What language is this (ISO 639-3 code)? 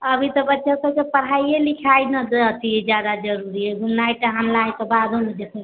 mai